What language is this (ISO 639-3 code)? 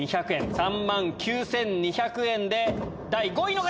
jpn